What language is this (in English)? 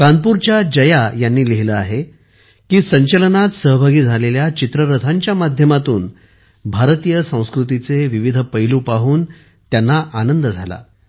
Marathi